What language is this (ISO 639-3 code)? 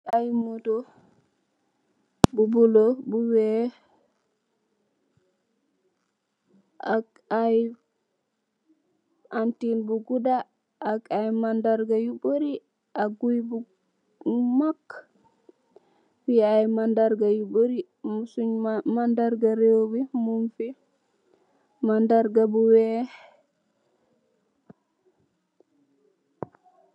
wol